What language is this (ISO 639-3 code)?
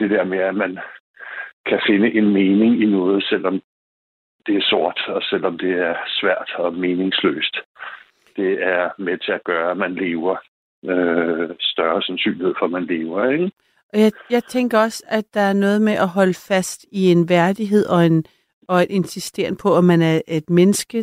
dan